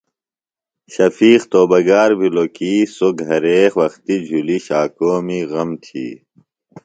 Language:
Phalura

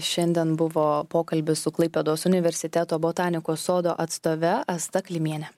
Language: Lithuanian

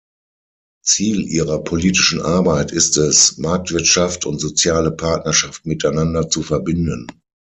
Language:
German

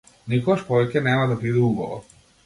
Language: Macedonian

